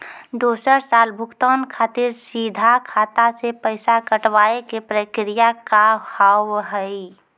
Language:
Maithili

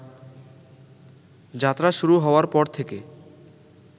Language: Bangla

